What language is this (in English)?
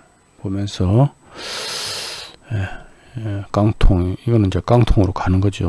Korean